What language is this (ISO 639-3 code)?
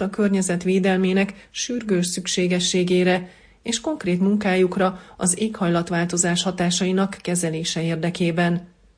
hun